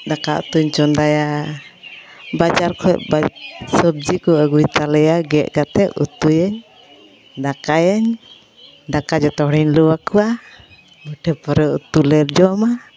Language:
Santali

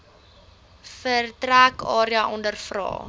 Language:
Afrikaans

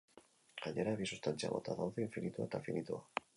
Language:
Basque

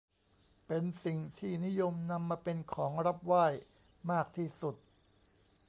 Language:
Thai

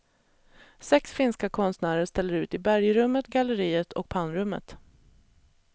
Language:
Swedish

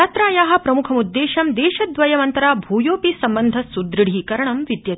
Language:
Sanskrit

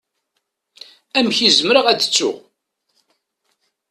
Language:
Kabyle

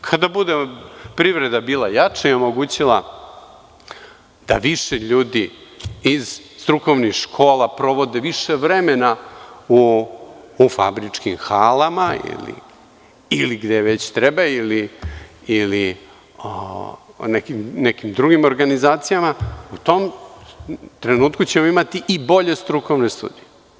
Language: Serbian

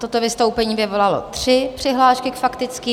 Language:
Czech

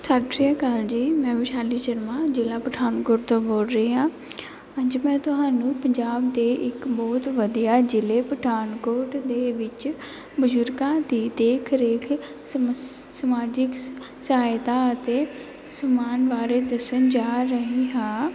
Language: Punjabi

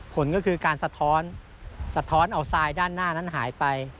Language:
Thai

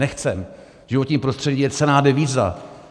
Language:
Czech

